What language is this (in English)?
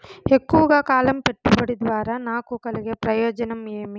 Telugu